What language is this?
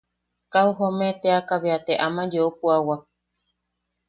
Yaqui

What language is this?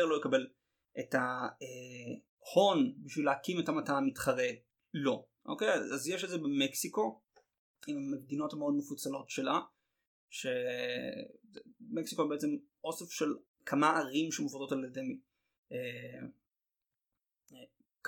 Hebrew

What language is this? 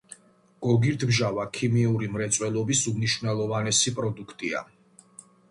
Georgian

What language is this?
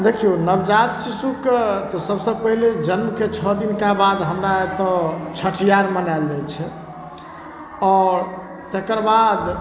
Maithili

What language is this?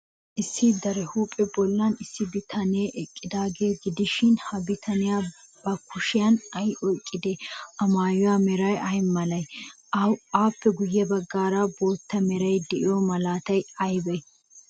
Wolaytta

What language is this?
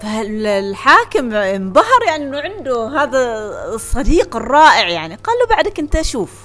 Arabic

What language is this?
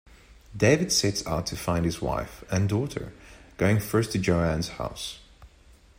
English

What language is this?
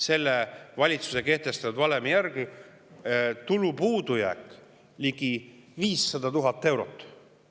Estonian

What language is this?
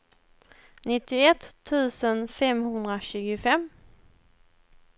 Swedish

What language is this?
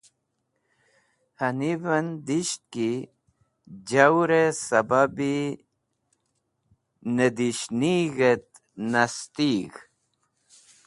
Wakhi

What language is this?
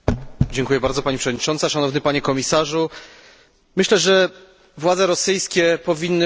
Polish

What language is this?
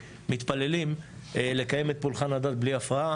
Hebrew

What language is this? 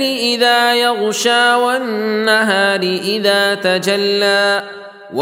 Arabic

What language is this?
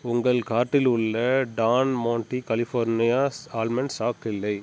Tamil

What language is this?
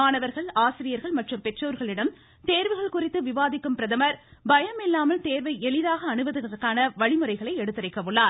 Tamil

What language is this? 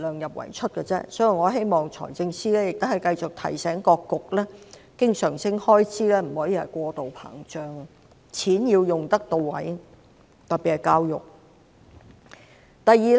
Cantonese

